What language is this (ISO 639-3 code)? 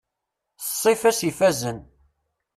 kab